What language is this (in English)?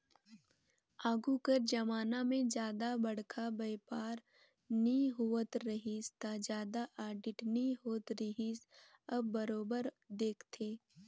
Chhattisgarhi